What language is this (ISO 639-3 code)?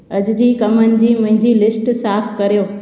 snd